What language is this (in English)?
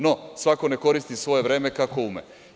Serbian